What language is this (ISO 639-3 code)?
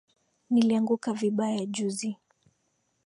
swa